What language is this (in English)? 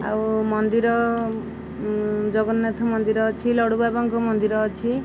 Odia